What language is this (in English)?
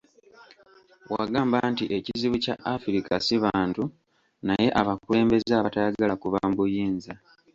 Ganda